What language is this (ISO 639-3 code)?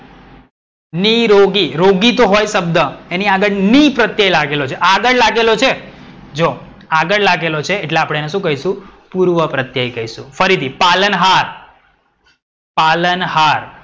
guj